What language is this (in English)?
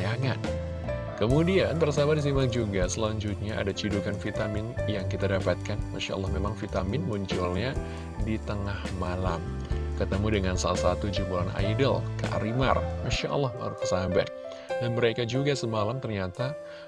Indonesian